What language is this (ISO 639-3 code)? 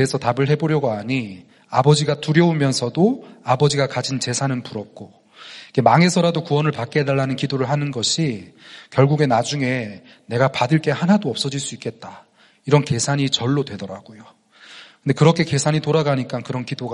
kor